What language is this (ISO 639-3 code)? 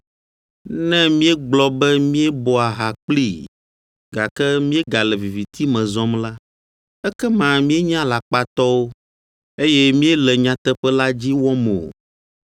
ewe